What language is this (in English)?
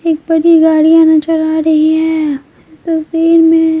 Hindi